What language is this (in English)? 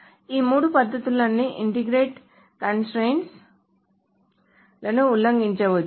Telugu